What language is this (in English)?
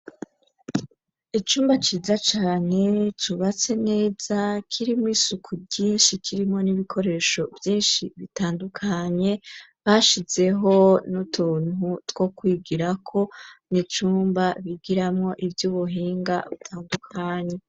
Rundi